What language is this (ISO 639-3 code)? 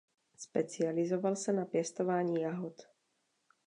ces